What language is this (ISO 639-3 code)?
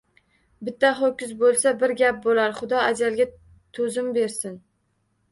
uzb